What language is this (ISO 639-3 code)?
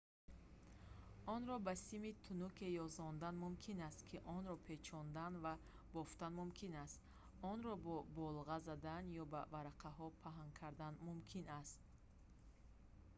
tgk